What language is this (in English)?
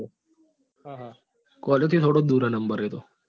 Gujarati